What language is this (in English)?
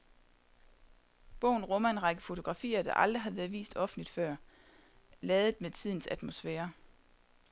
Danish